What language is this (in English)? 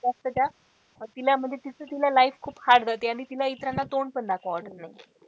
Marathi